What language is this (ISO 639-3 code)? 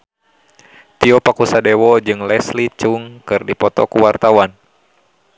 sun